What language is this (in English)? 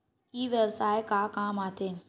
Chhattisgarhi